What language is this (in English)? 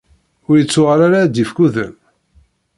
Kabyle